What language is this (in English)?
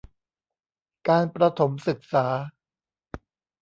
Thai